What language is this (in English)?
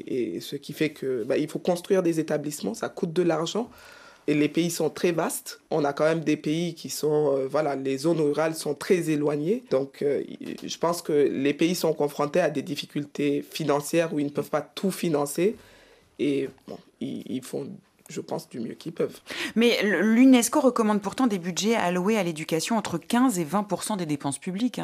French